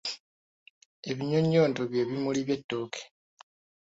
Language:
Ganda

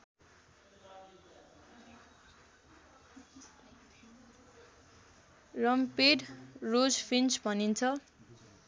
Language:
Nepali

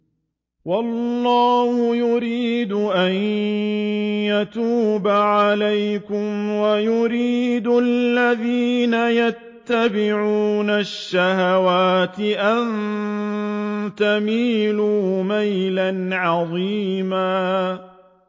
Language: Arabic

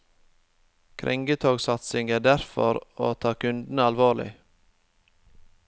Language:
Norwegian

